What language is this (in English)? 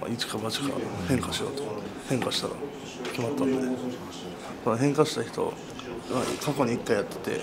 Japanese